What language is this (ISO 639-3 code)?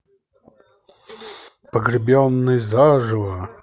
rus